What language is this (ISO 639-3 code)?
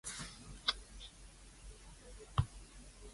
yue